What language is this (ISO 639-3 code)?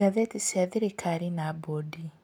kik